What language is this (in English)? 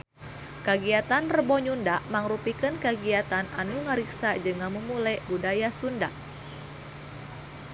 Sundanese